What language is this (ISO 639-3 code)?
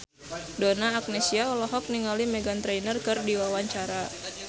sun